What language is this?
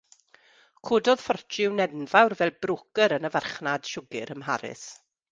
Welsh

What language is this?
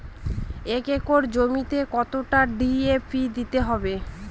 Bangla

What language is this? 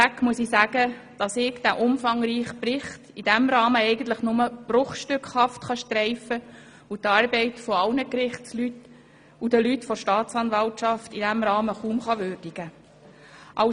Swiss German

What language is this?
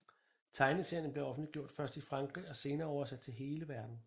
Danish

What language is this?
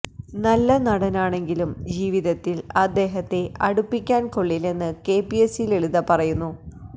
Malayalam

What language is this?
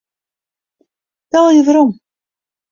Western Frisian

